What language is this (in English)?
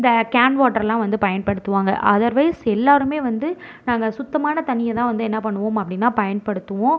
Tamil